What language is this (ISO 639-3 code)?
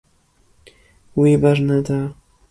kur